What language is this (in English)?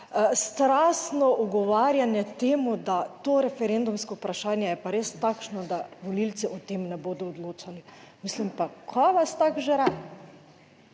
Slovenian